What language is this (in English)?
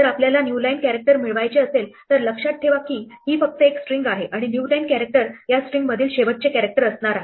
Marathi